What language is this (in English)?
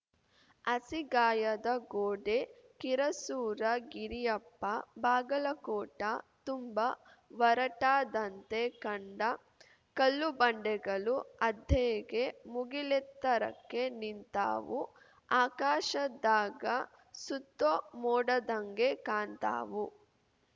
Kannada